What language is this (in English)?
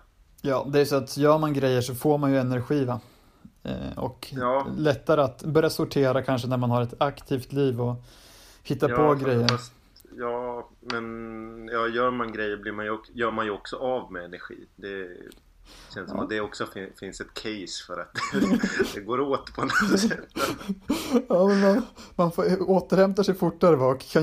Swedish